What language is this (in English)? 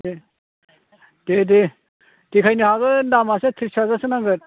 Bodo